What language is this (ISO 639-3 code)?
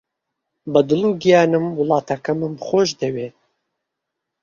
ckb